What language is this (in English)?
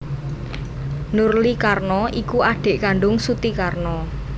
Javanese